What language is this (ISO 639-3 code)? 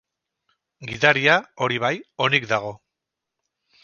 eus